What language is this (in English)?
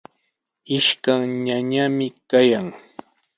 Sihuas Ancash Quechua